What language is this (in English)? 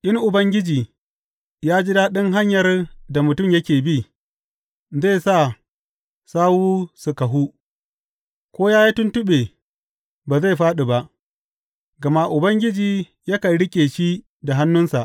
Hausa